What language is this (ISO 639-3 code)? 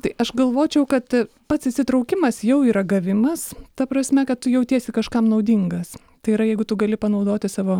lit